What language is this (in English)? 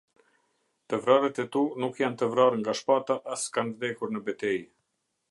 Albanian